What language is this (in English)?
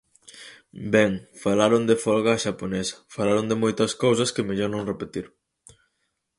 Galician